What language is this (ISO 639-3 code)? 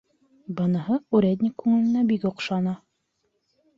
bak